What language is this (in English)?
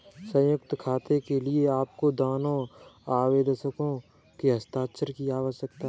Hindi